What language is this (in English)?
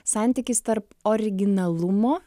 Lithuanian